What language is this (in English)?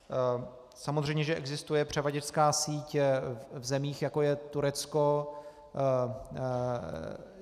Czech